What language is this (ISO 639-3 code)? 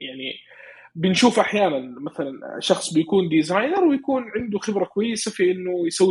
ara